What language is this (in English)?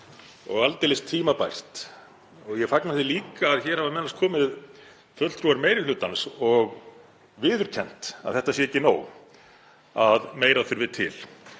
Icelandic